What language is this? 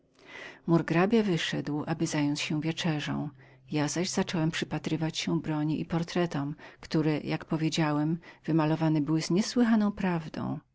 Polish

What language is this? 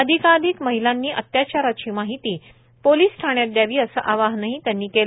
Marathi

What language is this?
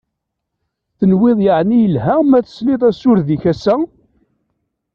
Kabyle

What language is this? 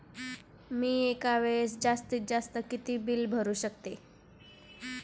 Marathi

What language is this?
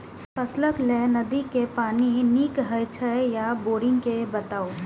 Maithili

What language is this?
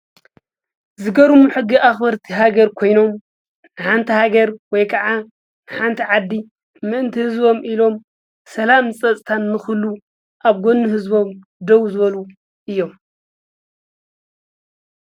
Tigrinya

